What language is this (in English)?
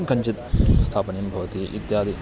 Sanskrit